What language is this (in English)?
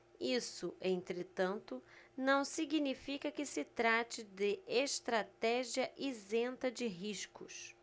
Portuguese